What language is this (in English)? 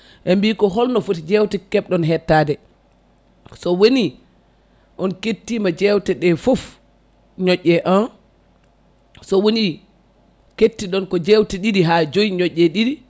Fula